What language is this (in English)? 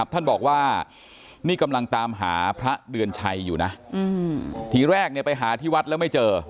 Thai